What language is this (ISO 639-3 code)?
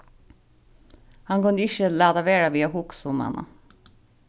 fao